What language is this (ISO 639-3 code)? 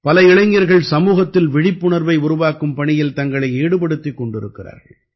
tam